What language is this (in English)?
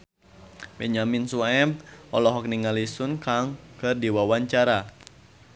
Sundanese